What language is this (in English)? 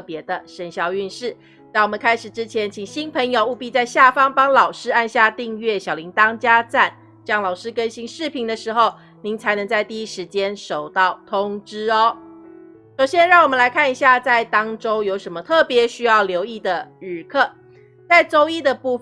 Chinese